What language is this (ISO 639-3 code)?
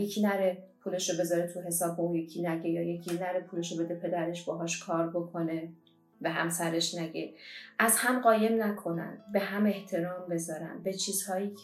fas